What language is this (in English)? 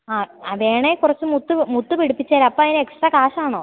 Malayalam